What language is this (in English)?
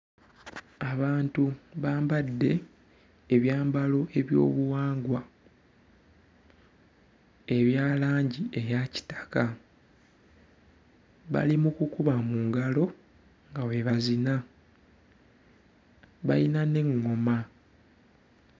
Ganda